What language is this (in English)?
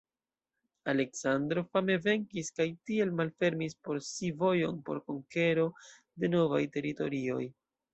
Esperanto